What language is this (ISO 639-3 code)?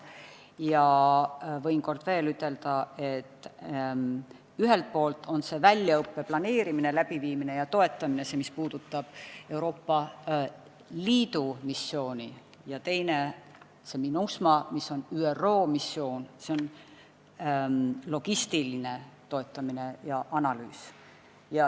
est